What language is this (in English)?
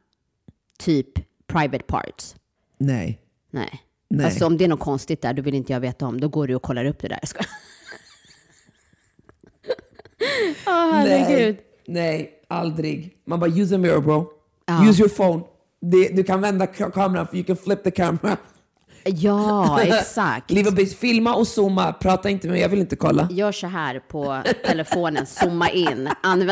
Swedish